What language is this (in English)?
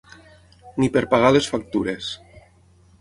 Catalan